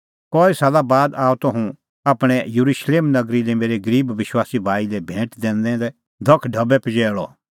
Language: Kullu Pahari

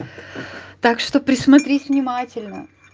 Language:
Russian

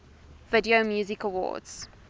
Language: English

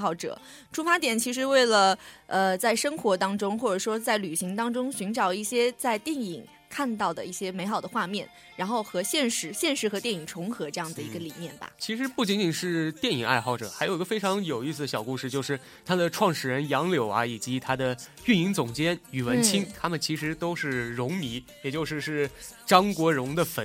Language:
Chinese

